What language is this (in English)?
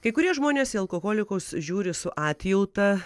Lithuanian